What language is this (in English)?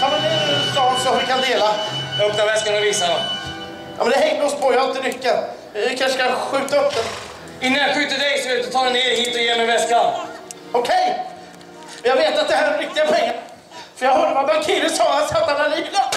Swedish